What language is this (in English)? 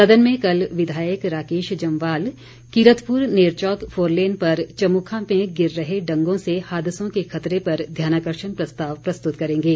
Hindi